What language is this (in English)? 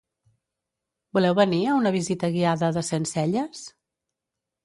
Catalan